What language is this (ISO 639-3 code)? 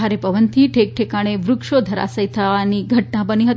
guj